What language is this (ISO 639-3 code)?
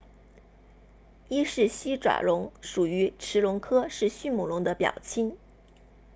zho